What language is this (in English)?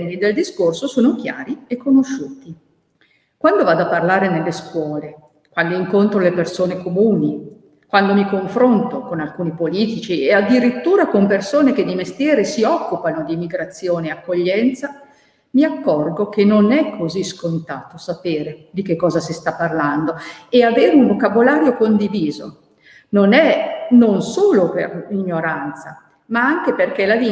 Italian